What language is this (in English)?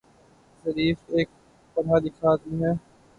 Urdu